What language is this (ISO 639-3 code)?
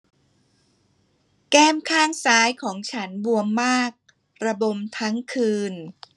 tha